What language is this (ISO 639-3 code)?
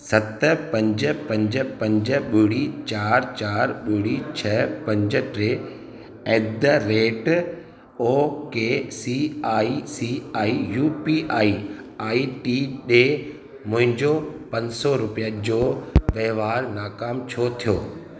snd